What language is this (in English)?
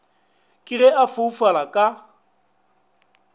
Northern Sotho